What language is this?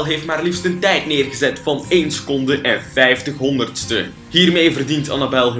Dutch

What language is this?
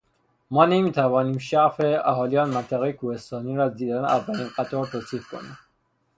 Persian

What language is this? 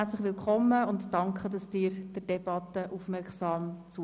Swiss German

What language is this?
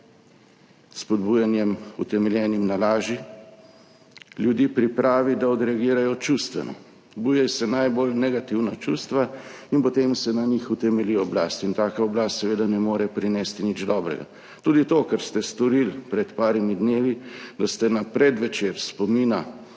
Slovenian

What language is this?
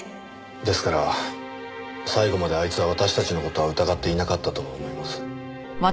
Japanese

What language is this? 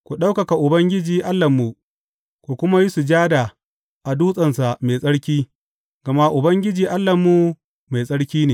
Hausa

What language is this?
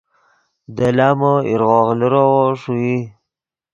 Yidgha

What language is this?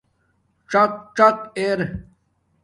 Domaaki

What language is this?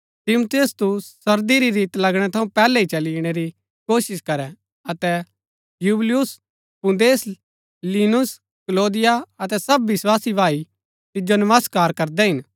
Gaddi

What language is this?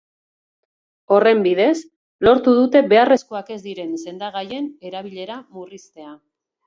Basque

